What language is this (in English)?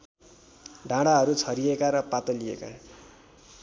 Nepali